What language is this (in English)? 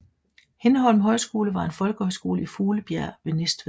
Danish